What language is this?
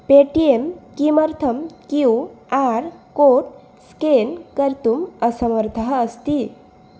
Sanskrit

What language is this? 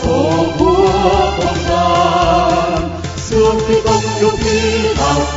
Vietnamese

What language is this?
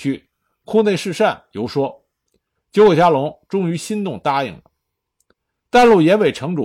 Chinese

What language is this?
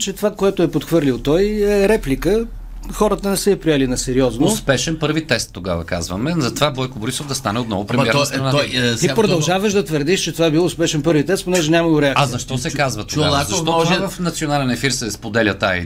Bulgarian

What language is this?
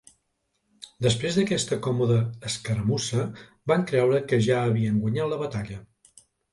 Catalan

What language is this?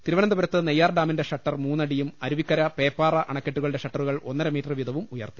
Malayalam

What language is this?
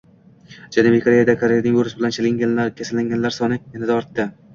Uzbek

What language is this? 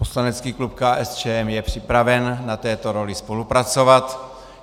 Czech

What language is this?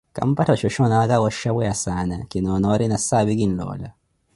Koti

